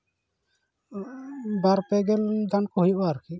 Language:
Santali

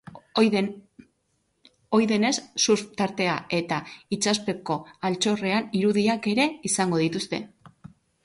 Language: Basque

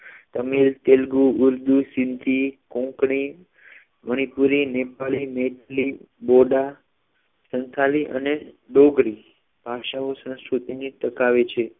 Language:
Gujarati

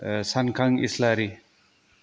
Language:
Bodo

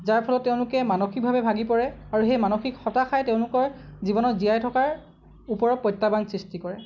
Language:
Assamese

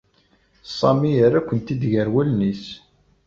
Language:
Kabyle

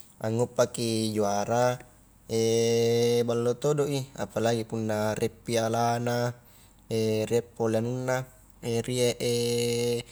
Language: Highland Konjo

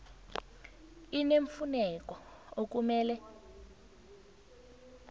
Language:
South Ndebele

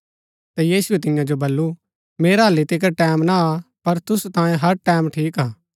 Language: Gaddi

